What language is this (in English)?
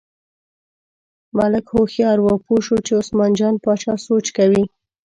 Pashto